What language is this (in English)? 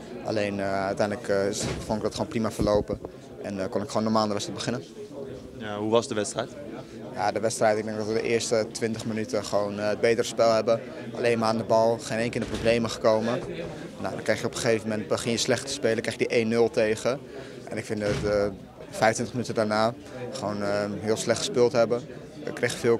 Dutch